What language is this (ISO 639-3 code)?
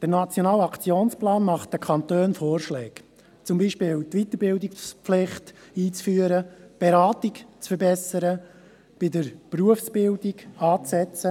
gsw